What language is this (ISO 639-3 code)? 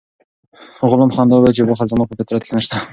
pus